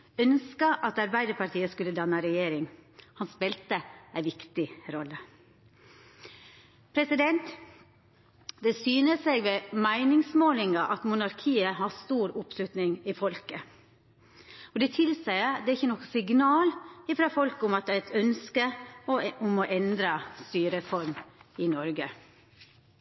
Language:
Norwegian Nynorsk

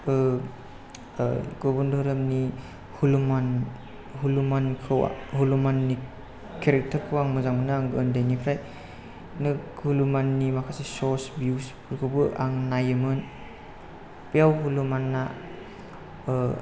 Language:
Bodo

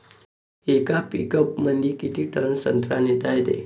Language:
Marathi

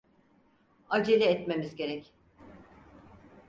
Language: Turkish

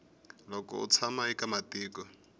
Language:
Tsonga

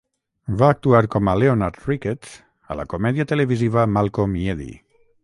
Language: Catalan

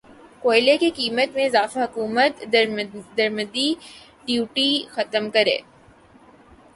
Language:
Urdu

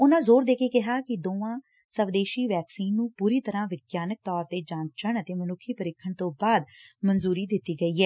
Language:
Punjabi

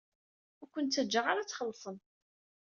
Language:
Kabyle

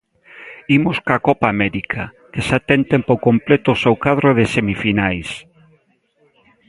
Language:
Galician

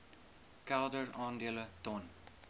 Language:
Afrikaans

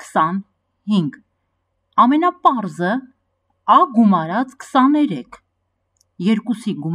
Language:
Romanian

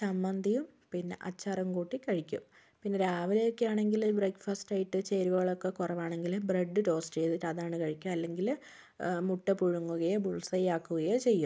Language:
Malayalam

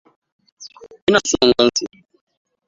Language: Hausa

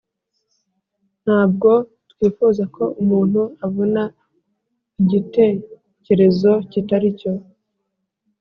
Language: Kinyarwanda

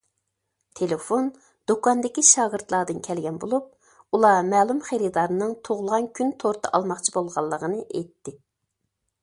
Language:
Uyghur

